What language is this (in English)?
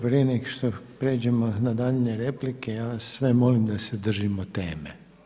Croatian